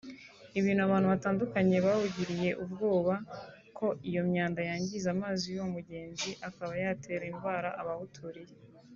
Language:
Kinyarwanda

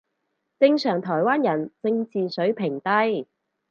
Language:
Cantonese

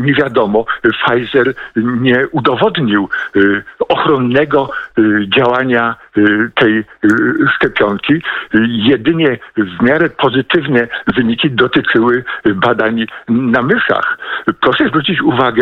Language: Polish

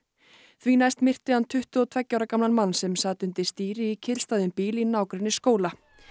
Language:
Icelandic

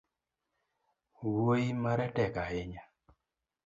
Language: Luo (Kenya and Tanzania)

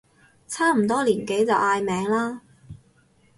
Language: Cantonese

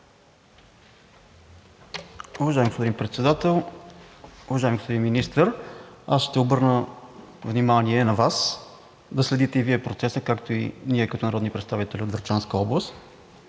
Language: Bulgarian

